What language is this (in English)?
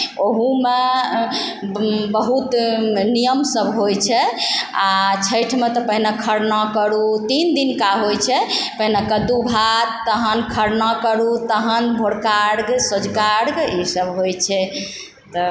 Maithili